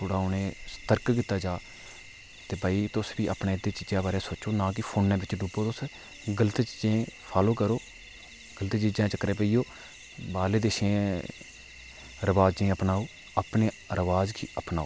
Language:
Dogri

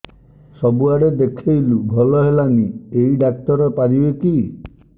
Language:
Odia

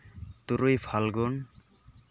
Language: Santali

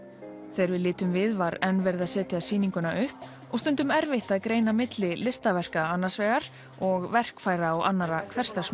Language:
Icelandic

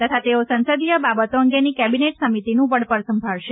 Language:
Gujarati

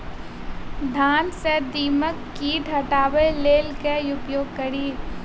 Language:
Maithili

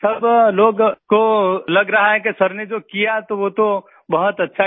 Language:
Hindi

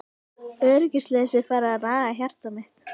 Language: Icelandic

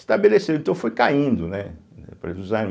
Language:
Portuguese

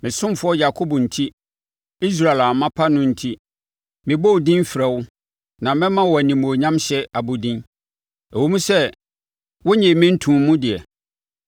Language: Akan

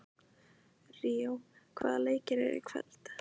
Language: Icelandic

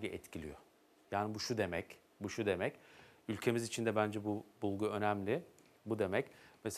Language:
Turkish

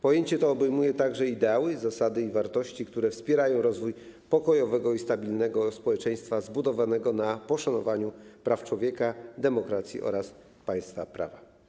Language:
Polish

